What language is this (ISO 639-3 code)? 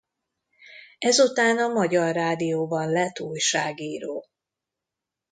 hun